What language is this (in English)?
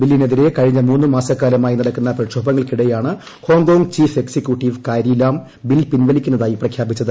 Malayalam